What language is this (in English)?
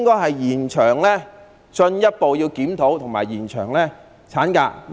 Cantonese